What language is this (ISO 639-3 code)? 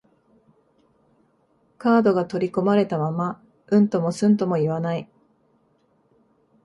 jpn